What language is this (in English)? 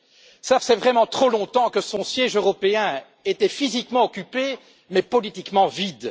French